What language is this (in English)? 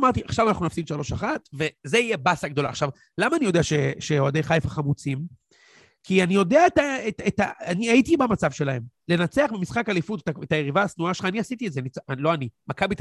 Hebrew